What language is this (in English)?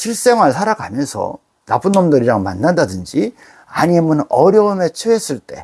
Korean